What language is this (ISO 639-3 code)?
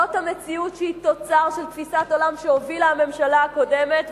heb